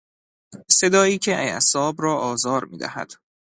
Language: Persian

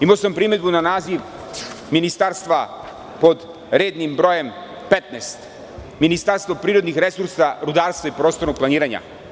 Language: Serbian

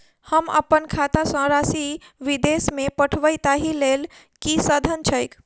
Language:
Maithili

